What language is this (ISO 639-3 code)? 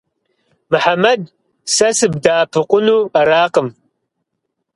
kbd